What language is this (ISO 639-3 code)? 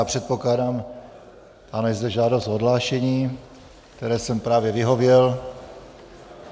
ces